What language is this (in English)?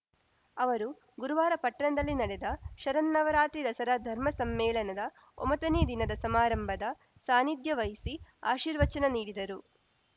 Kannada